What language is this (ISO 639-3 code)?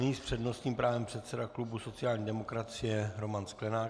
ces